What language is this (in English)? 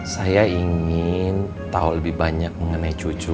Indonesian